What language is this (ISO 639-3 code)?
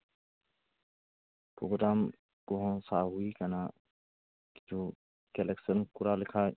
sat